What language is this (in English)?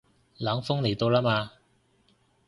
Cantonese